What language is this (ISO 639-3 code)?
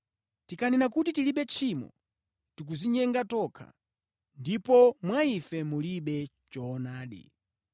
nya